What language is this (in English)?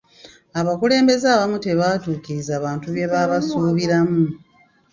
Ganda